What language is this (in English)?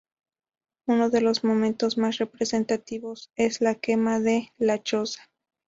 Spanish